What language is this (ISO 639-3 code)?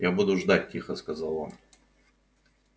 rus